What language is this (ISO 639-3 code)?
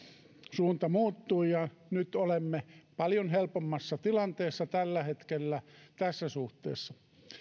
fin